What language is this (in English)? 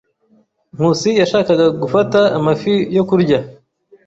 Kinyarwanda